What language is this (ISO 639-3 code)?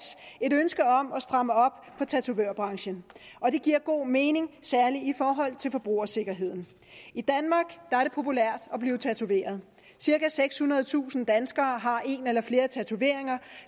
dan